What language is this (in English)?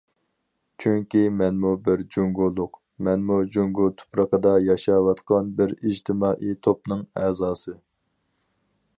Uyghur